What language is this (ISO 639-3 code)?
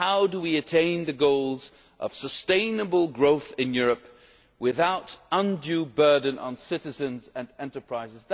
eng